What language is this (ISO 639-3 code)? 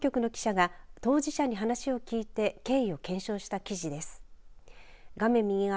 jpn